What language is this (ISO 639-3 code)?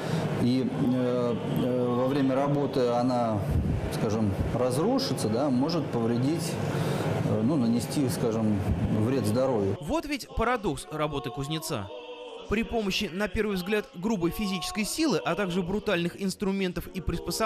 rus